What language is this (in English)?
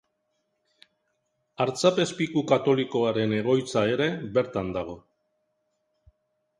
Basque